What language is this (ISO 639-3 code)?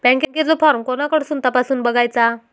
mar